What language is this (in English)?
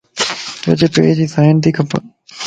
Lasi